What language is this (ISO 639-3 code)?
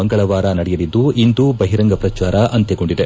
kan